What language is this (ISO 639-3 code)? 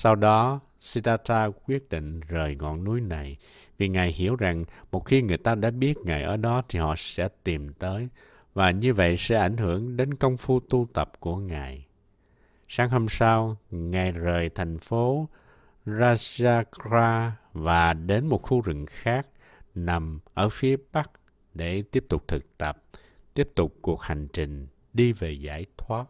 vie